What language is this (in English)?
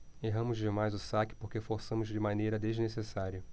Portuguese